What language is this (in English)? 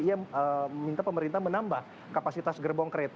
Indonesian